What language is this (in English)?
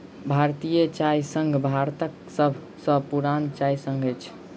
Maithili